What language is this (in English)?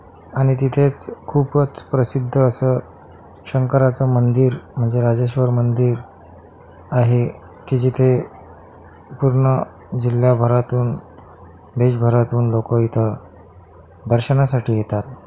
Marathi